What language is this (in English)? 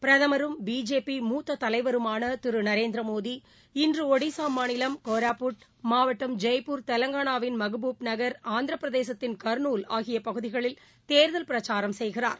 Tamil